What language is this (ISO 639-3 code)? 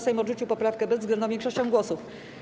pol